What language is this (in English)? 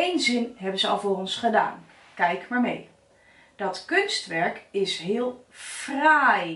Dutch